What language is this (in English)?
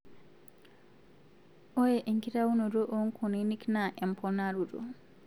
Masai